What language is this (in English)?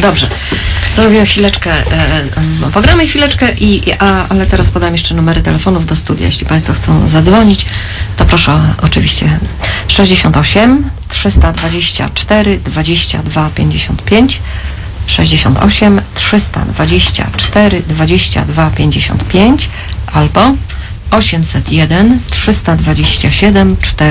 Polish